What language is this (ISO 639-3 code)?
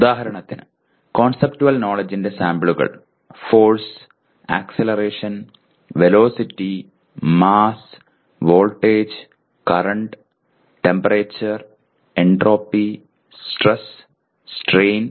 mal